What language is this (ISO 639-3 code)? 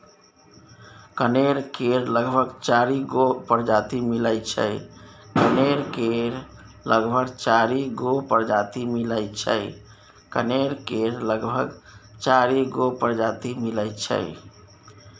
mai